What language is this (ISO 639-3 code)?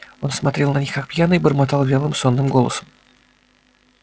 rus